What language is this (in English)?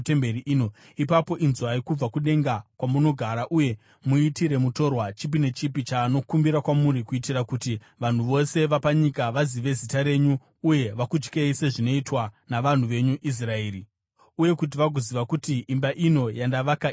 Shona